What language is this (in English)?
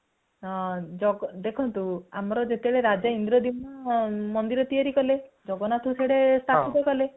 Odia